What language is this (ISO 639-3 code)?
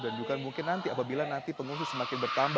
ind